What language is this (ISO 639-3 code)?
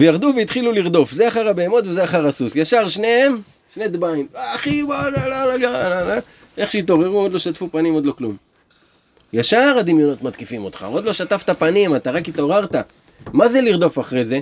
heb